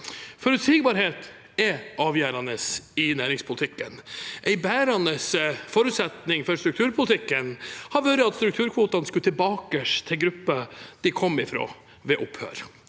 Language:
Norwegian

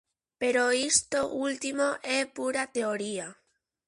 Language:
Galician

